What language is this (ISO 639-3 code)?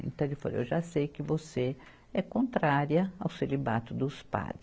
por